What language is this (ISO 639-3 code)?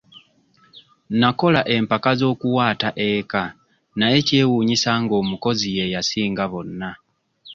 lug